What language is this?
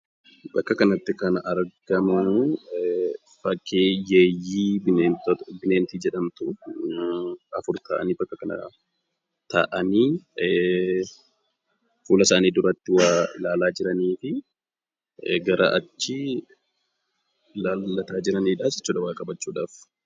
Oromo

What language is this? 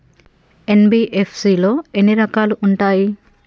Telugu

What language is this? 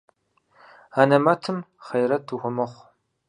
Kabardian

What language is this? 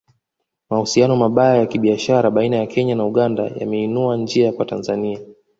Swahili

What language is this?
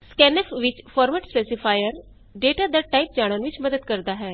Punjabi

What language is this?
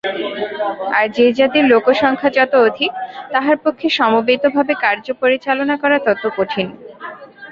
Bangla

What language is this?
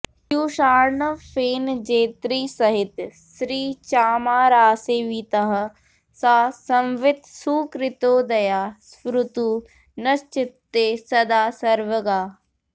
Sanskrit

